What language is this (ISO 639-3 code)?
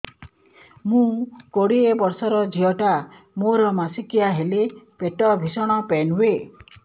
ori